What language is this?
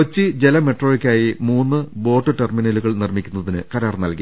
Malayalam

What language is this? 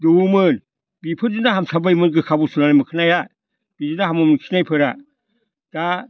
Bodo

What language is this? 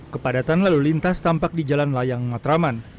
Indonesian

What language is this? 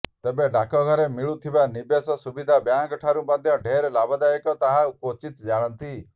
Odia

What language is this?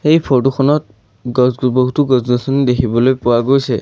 Assamese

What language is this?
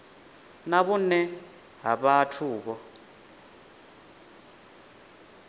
Venda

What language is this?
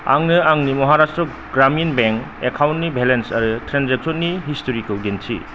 Bodo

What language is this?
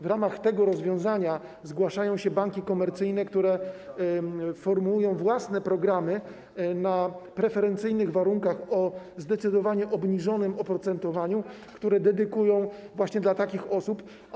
Polish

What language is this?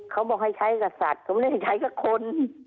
Thai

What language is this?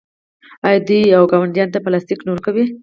Pashto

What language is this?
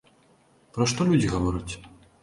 Belarusian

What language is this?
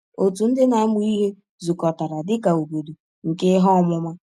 Igbo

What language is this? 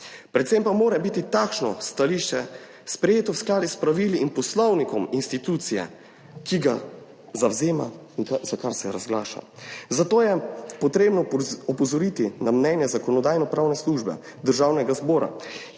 Slovenian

